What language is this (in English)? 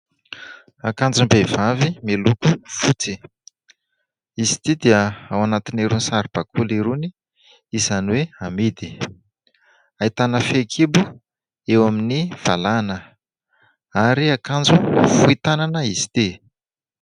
Malagasy